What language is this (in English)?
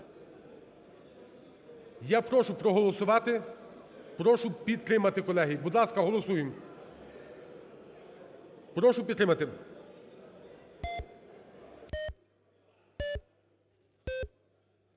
Ukrainian